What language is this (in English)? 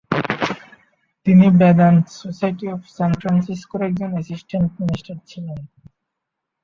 Bangla